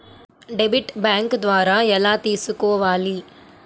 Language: Telugu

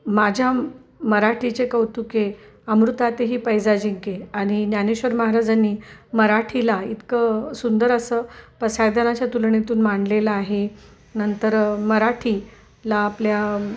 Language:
Marathi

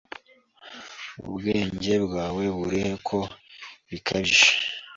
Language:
Kinyarwanda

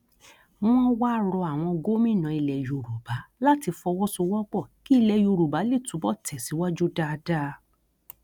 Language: Yoruba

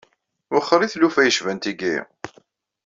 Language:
Kabyle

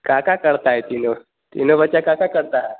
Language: Hindi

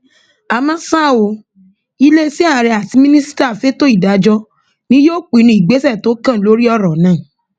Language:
Yoruba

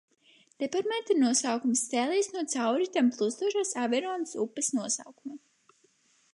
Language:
Latvian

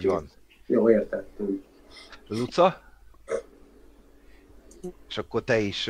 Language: Hungarian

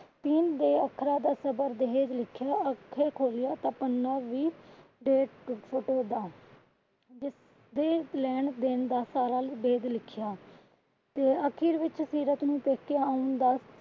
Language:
Punjabi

